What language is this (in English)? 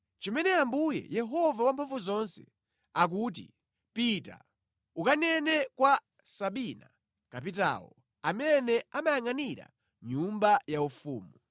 Nyanja